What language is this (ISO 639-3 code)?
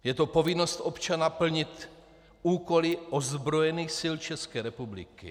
ces